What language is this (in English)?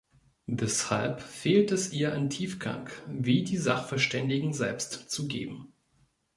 German